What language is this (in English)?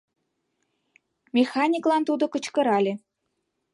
Mari